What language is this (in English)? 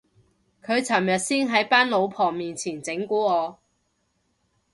Cantonese